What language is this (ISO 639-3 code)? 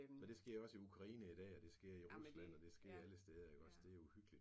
dan